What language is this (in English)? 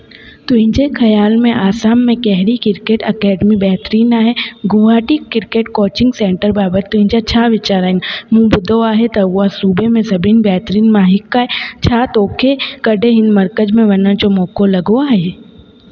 Sindhi